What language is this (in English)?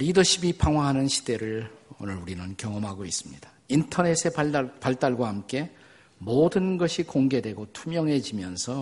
Korean